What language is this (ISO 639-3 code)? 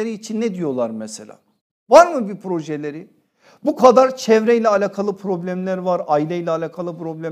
tur